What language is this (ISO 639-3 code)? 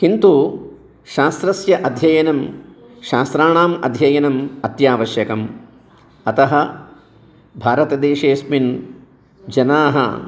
san